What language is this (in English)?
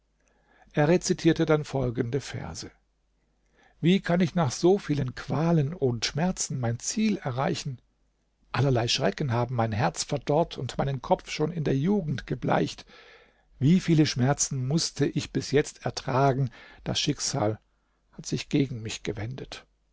German